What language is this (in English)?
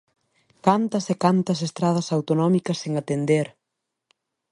Galician